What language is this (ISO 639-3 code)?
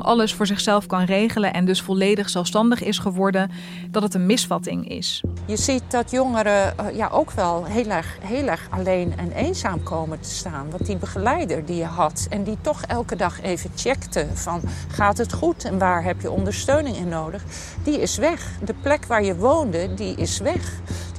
nld